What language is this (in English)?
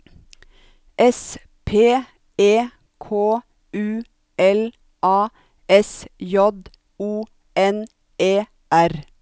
Norwegian